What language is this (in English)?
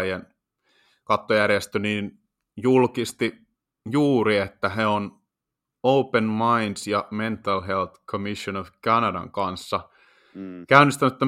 Finnish